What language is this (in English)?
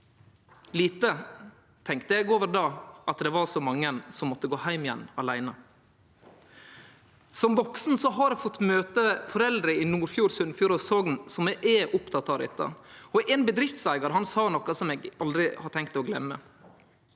Norwegian